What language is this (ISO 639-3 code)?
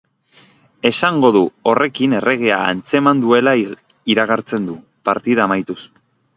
eus